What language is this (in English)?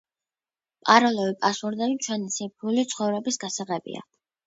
Georgian